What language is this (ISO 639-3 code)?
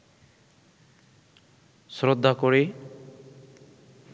ben